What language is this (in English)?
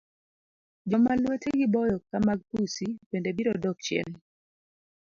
Luo (Kenya and Tanzania)